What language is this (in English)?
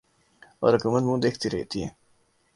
Urdu